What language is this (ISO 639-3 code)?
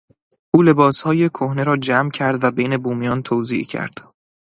fas